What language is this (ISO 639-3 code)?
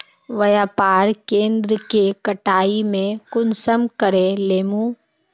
mag